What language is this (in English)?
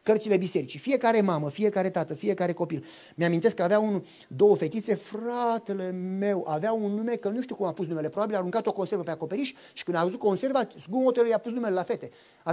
Romanian